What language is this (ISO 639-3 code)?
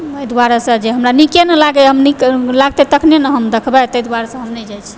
mai